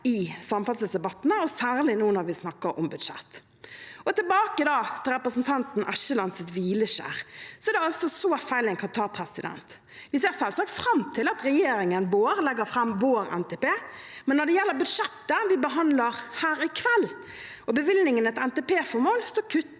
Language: Norwegian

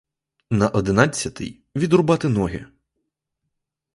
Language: Ukrainian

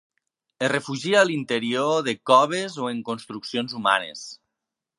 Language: Catalan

